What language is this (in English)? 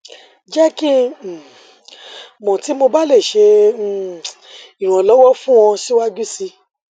Yoruba